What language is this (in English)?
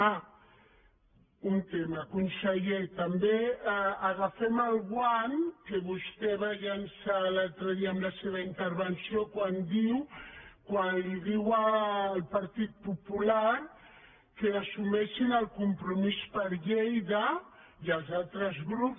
Catalan